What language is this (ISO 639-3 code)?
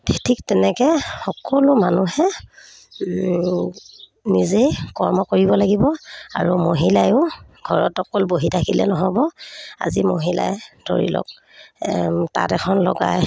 asm